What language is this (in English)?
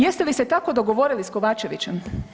Croatian